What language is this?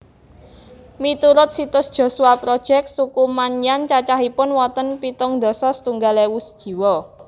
Javanese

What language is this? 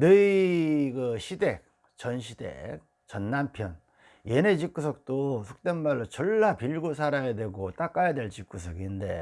Korean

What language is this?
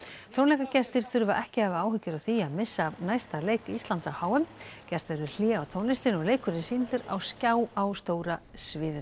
Icelandic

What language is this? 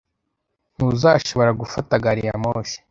Kinyarwanda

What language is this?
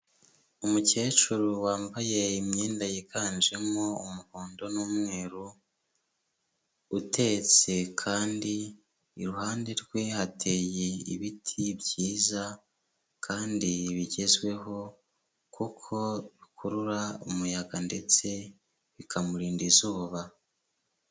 Kinyarwanda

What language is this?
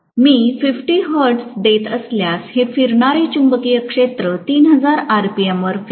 Marathi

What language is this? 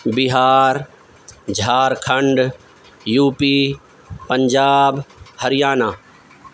Urdu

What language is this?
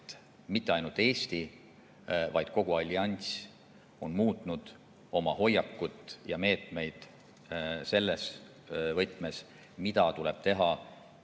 Estonian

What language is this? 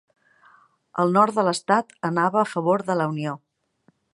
Catalan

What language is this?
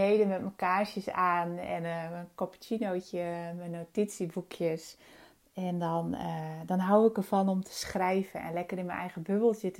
Dutch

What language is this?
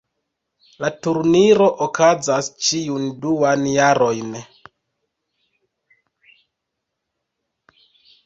Esperanto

